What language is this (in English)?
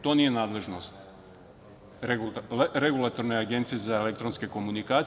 Serbian